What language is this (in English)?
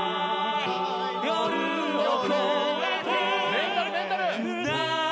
Japanese